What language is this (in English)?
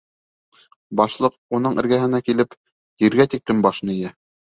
Bashkir